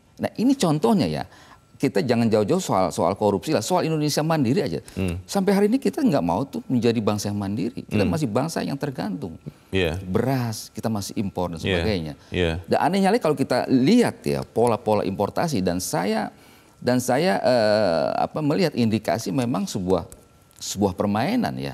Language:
Indonesian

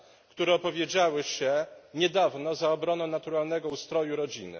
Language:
Polish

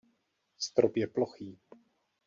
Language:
Czech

